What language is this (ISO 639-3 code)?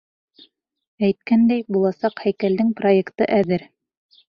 bak